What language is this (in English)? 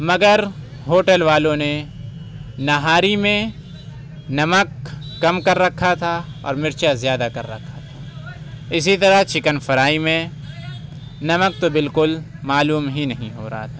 Urdu